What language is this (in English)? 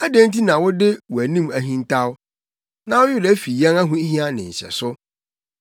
Akan